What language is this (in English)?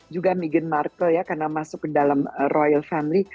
Indonesian